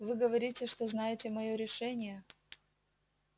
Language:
Russian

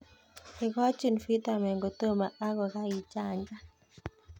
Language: Kalenjin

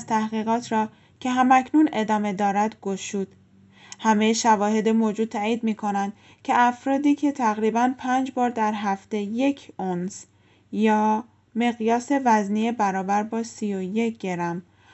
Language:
Persian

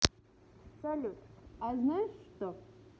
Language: Russian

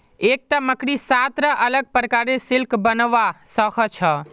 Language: Magahi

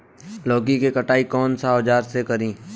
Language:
Bhojpuri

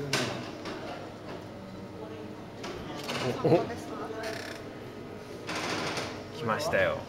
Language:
Japanese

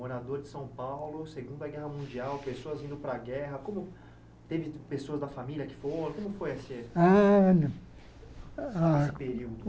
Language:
Portuguese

